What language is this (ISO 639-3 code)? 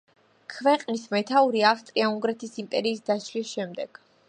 kat